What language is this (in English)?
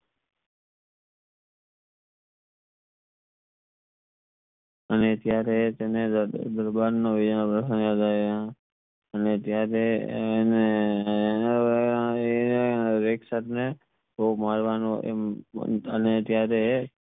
Gujarati